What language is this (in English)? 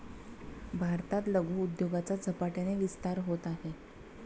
Marathi